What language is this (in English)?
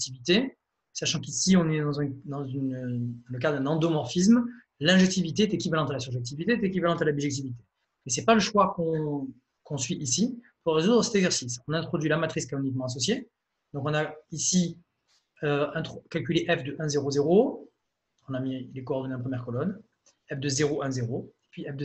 French